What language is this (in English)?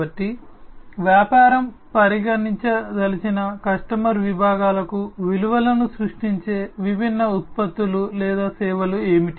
Telugu